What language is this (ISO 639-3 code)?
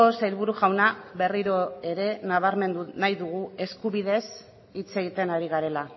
eus